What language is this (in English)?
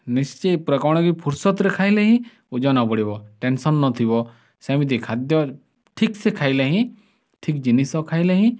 Odia